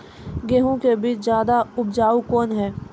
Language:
Maithili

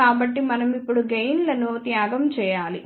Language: Telugu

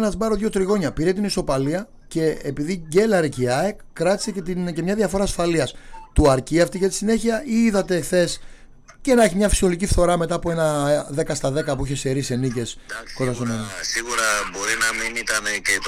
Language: Greek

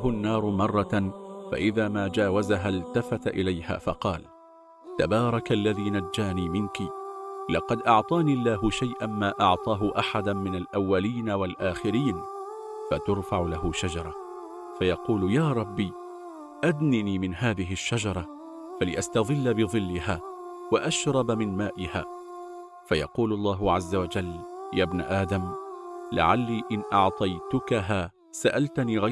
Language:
Arabic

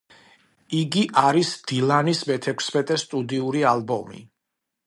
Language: Georgian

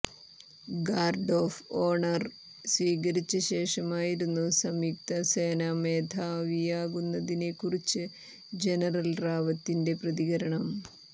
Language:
Malayalam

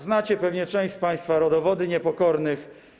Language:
Polish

